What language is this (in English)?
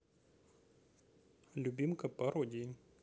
Russian